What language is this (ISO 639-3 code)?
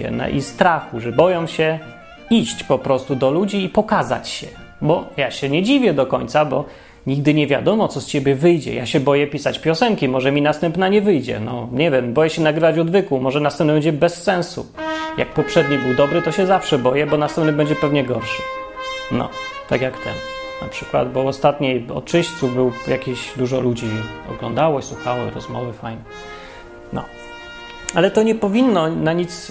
pol